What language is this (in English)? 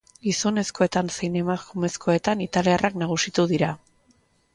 Basque